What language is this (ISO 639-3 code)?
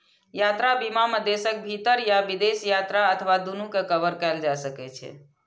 mai